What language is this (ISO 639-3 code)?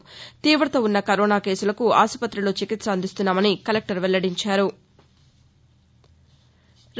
tel